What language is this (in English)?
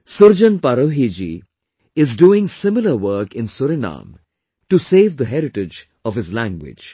English